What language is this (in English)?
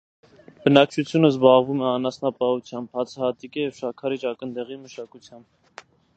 Armenian